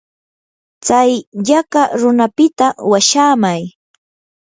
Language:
Yanahuanca Pasco Quechua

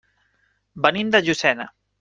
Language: Catalan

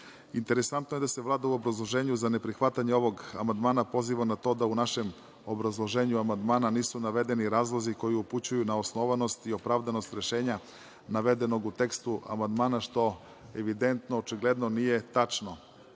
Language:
Serbian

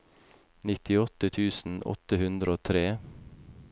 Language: Norwegian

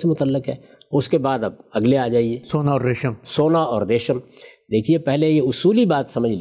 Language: Urdu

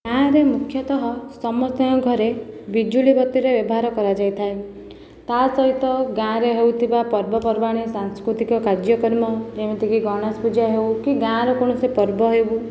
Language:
Odia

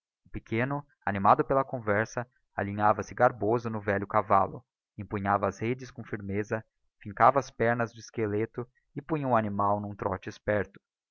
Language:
Portuguese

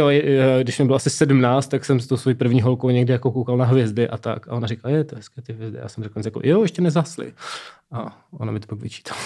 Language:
Czech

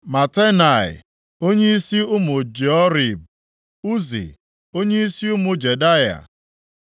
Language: Igbo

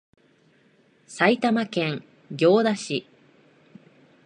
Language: Japanese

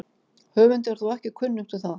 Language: Icelandic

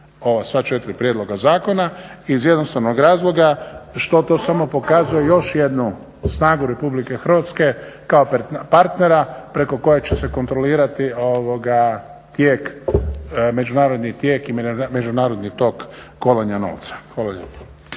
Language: Croatian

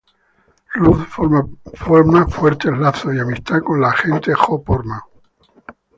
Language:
Spanish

